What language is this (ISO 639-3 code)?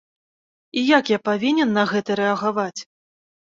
bel